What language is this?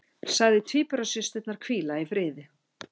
Icelandic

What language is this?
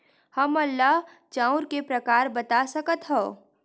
Chhattisgarhi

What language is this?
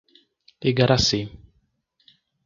Portuguese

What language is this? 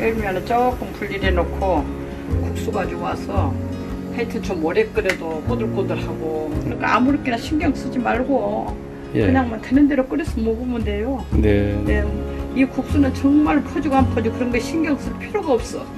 Korean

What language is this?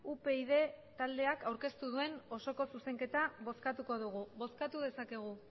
Basque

